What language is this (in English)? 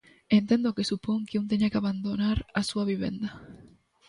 Galician